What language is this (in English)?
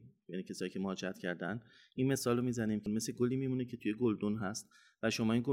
Persian